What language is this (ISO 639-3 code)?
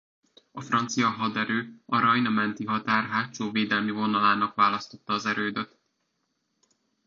hun